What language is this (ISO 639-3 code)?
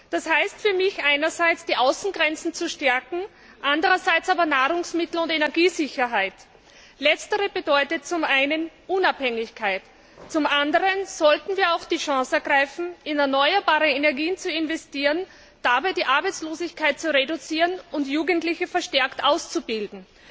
deu